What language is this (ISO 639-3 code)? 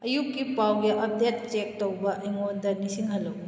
mni